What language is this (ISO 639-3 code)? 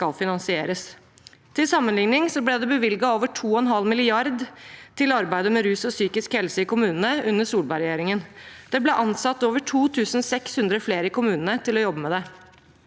nor